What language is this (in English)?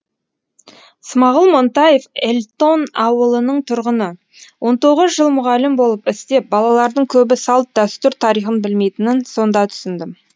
Kazakh